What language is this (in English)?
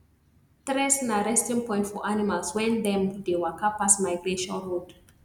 Nigerian Pidgin